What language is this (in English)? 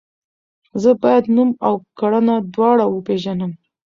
Pashto